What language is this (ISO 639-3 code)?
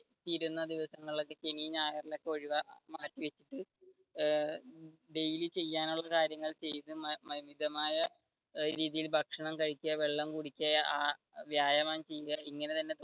mal